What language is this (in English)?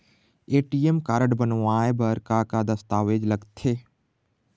Chhattisgarhi